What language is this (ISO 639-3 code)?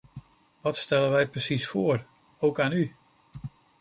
nld